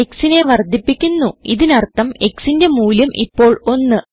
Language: Malayalam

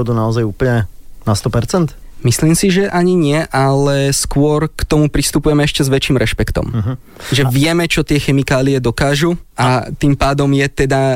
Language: Slovak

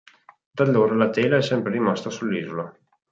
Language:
Italian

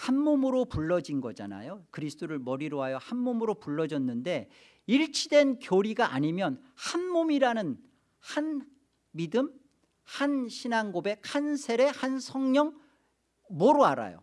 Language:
Korean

